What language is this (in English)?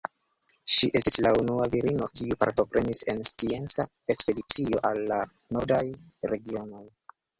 Esperanto